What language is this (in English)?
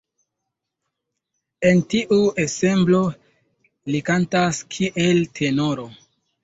Esperanto